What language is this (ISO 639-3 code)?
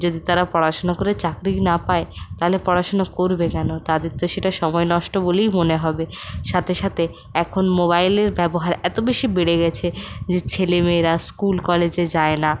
ben